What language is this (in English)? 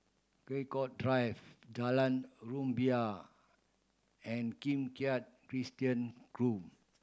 English